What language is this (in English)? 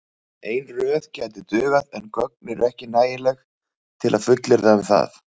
Icelandic